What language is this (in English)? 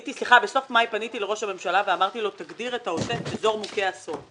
Hebrew